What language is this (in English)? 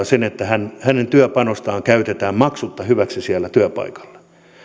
Finnish